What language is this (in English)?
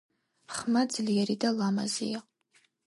Georgian